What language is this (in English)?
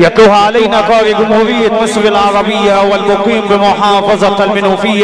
Arabic